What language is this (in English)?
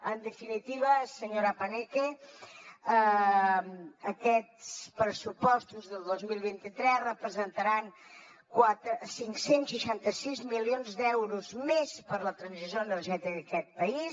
Catalan